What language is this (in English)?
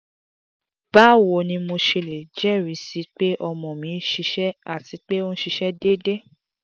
Yoruba